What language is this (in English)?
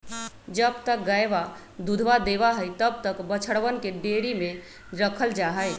Magahi